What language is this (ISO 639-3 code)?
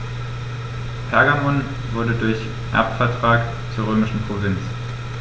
deu